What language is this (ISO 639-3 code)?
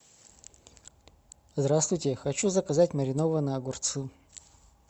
rus